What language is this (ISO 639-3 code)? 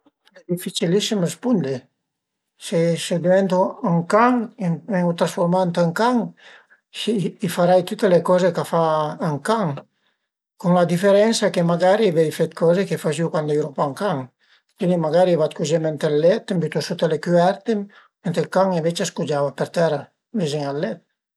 pms